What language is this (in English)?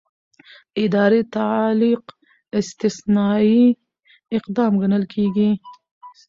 Pashto